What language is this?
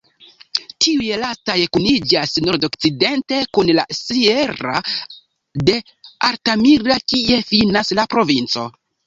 Esperanto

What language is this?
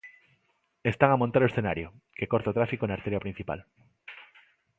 Galician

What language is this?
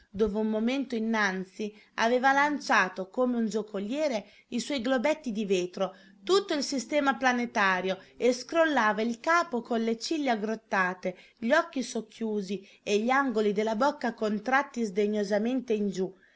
Italian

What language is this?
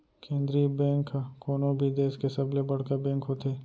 Chhattisgarhi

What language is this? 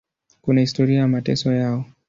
Swahili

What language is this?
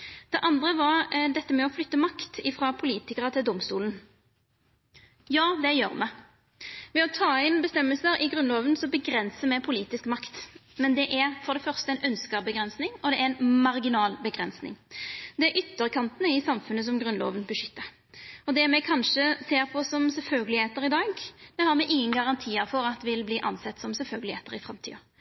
Norwegian Nynorsk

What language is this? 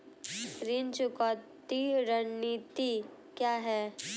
Hindi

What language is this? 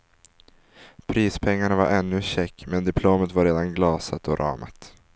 Swedish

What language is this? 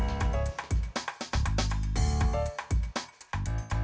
Indonesian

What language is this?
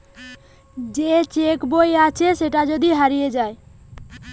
Bangla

